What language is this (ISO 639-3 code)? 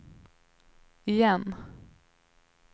swe